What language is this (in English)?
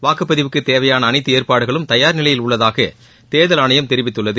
Tamil